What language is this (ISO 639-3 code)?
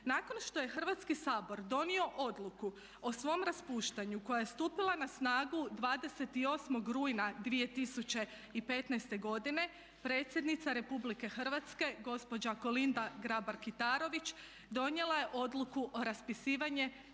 hrv